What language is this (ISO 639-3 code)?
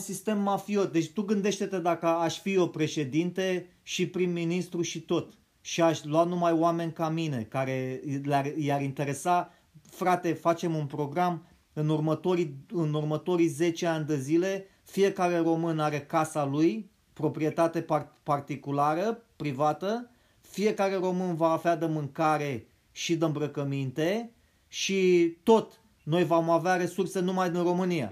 ron